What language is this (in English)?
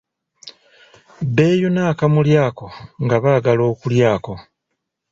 Ganda